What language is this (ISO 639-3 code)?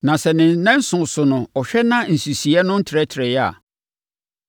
aka